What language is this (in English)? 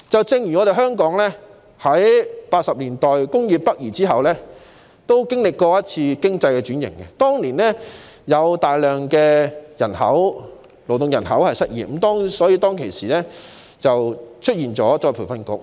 Cantonese